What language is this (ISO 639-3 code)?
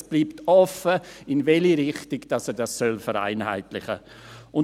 gsw